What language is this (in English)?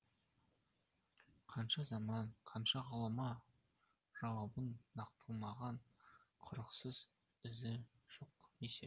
Kazakh